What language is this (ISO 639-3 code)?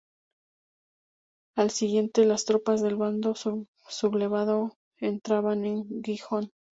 spa